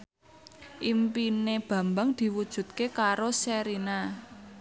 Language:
Javanese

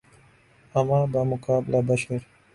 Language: Urdu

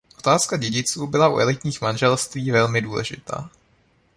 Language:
Czech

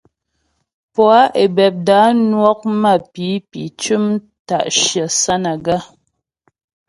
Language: Ghomala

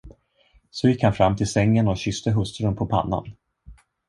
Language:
Swedish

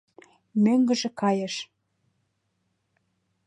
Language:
Mari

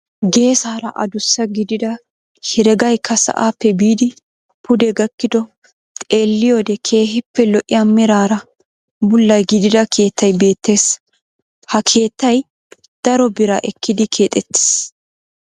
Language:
Wolaytta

